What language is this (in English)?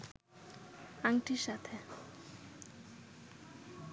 Bangla